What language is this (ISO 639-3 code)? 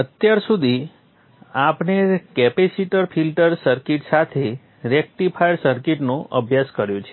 guj